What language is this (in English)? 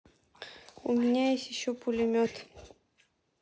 Russian